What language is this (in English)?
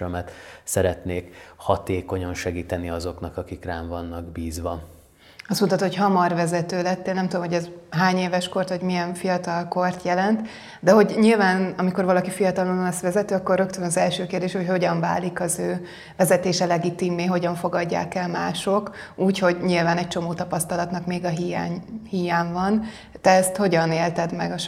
Hungarian